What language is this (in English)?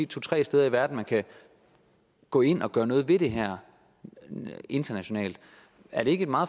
Danish